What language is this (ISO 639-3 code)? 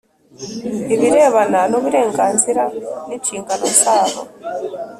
kin